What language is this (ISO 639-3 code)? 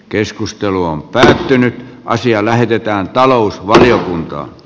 fin